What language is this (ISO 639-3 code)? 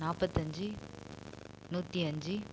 tam